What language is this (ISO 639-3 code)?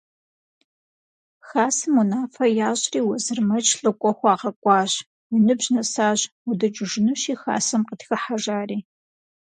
kbd